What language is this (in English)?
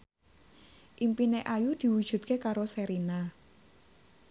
Javanese